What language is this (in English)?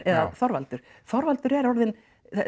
Icelandic